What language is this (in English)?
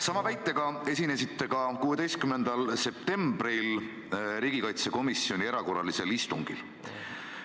Estonian